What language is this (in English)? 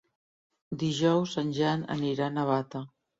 Catalan